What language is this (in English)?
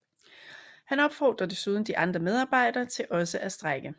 Danish